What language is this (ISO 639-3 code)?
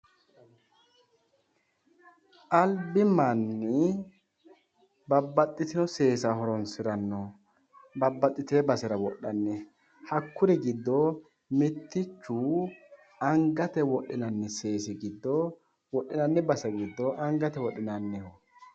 sid